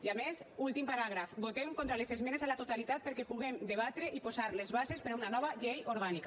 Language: Catalan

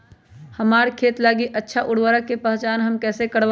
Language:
Magahi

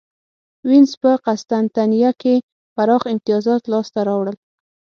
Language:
Pashto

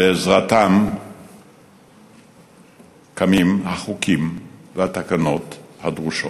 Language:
Hebrew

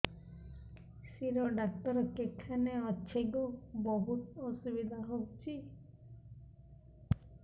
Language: Odia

